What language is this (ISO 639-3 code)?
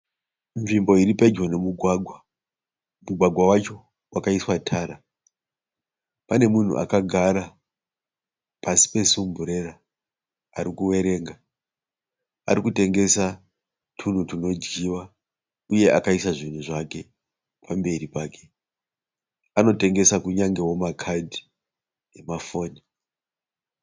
sna